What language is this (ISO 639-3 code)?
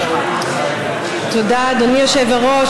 heb